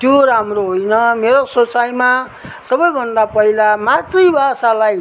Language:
Nepali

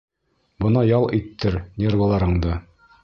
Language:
Bashkir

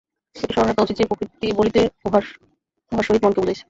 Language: Bangla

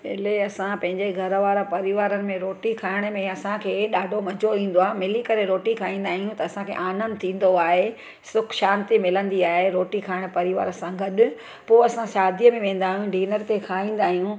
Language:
Sindhi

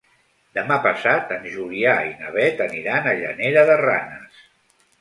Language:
Catalan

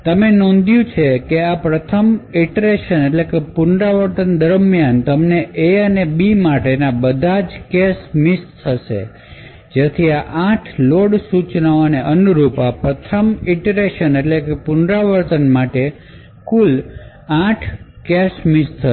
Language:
Gujarati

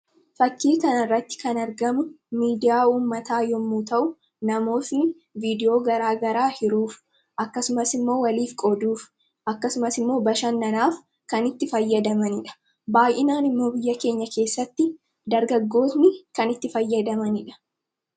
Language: Oromo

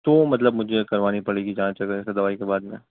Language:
Urdu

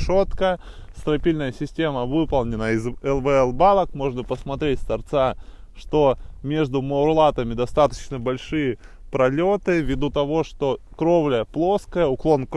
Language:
Russian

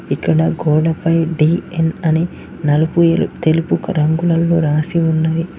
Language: Telugu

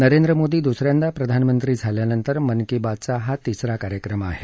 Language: Marathi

